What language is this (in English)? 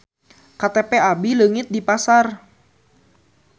Sundanese